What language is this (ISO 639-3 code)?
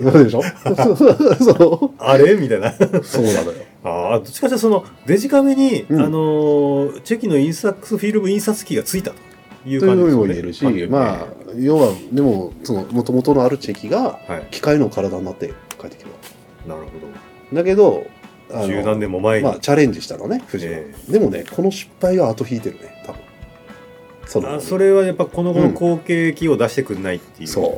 jpn